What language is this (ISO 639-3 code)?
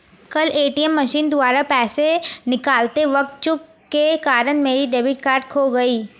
hin